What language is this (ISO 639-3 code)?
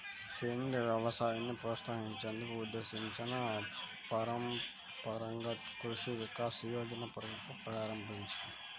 tel